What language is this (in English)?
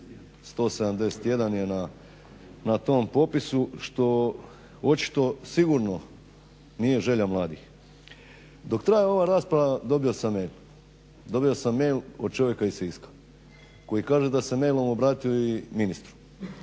Croatian